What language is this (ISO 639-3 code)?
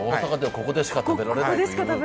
jpn